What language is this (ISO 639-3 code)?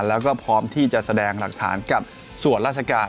tha